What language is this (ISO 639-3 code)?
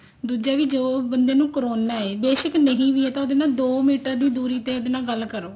pan